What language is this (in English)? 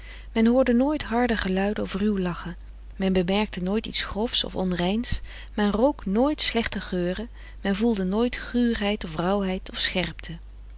Dutch